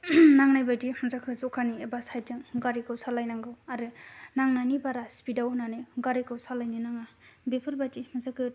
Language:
Bodo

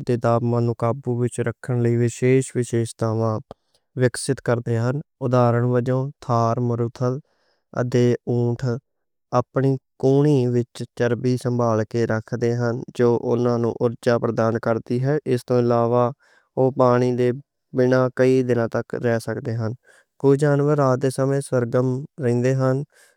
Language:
Western Panjabi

